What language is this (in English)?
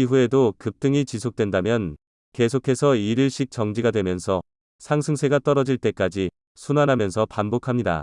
Korean